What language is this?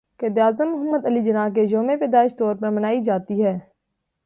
Urdu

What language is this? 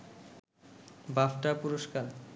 Bangla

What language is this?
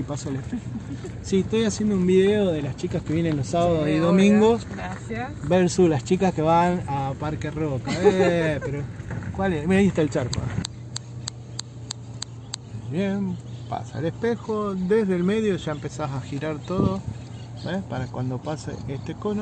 Spanish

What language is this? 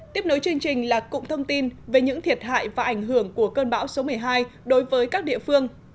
Vietnamese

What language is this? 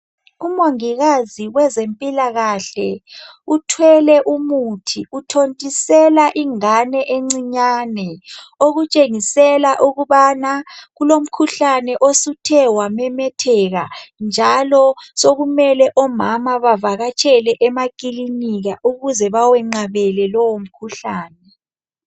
North Ndebele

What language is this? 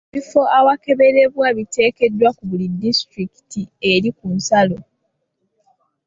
Ganda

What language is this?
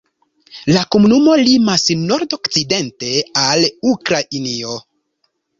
Esperanto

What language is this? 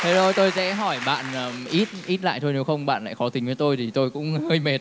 Vietnamese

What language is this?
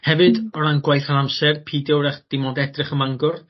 Welsh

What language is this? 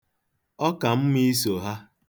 Igbo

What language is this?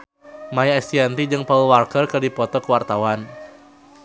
Sundanese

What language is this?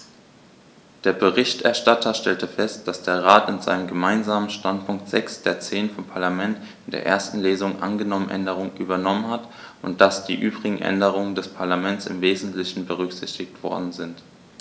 German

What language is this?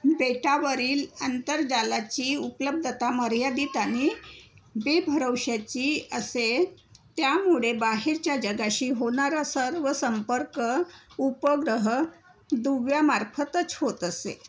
Marathi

